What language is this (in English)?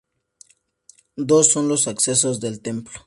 Spanish